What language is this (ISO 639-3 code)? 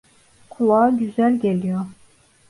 tur